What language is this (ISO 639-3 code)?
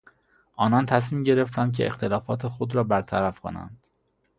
fas